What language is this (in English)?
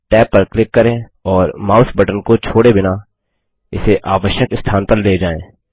Hindi